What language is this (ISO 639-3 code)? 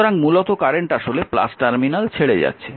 ben